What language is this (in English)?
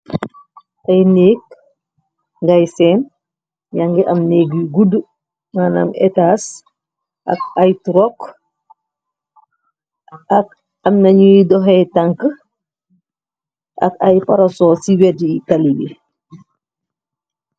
Wolof